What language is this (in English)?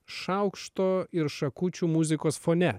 Lithuanian